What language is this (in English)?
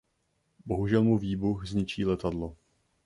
Czech